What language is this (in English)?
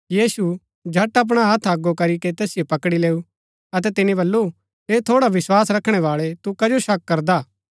Gaddi